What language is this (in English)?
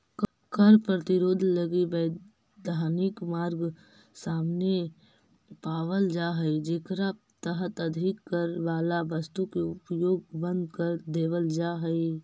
Magahi